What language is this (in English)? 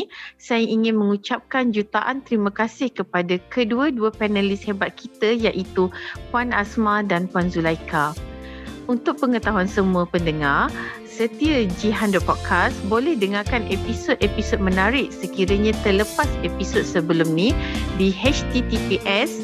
Malay